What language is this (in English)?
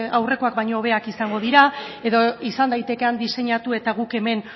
Basque